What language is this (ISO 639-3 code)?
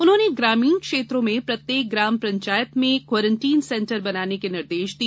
hin